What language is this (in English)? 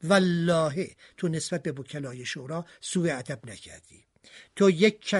Persian